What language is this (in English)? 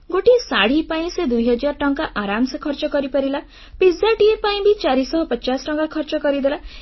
Odia